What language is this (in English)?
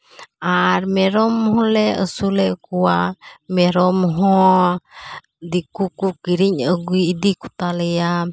Santali